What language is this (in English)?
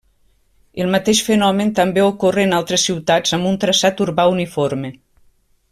Catalan